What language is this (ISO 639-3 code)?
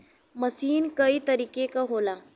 bho